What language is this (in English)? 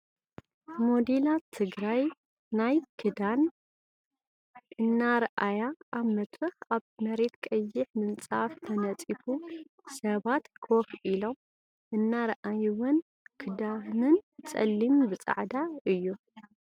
Tigrinya